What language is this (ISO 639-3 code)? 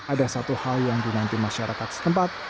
ind